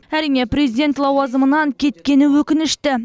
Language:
Kazakh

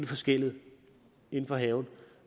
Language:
Danish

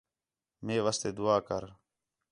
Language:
Khetrani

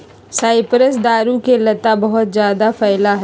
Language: Magahi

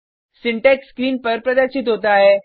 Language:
Hindi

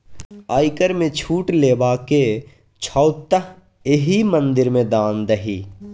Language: Maithili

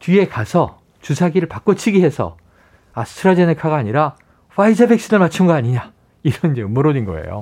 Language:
Korean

